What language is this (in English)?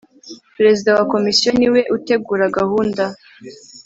Kinyarwanda